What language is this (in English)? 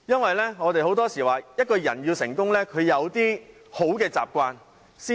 Cantonese